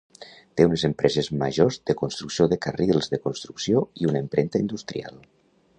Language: Catalan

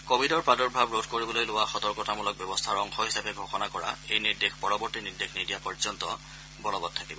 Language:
Assamese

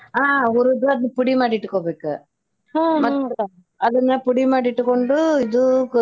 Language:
Kannada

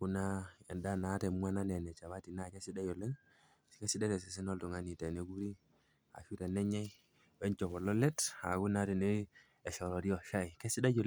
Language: Masai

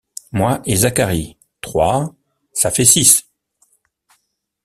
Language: French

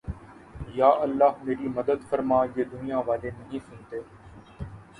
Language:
Urdu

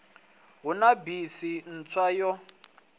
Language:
Venda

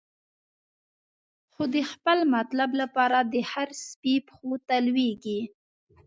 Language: Pashto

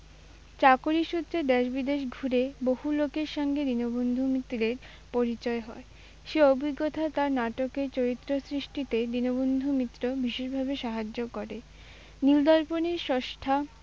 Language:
Bangla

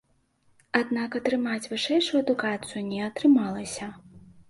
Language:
Belarusian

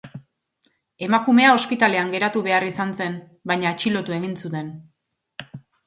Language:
Basque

